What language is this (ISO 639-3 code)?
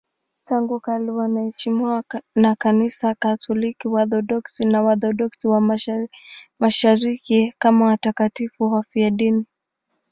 swa